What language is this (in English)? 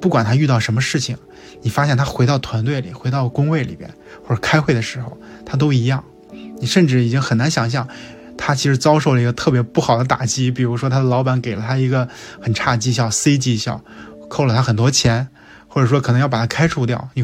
Chinese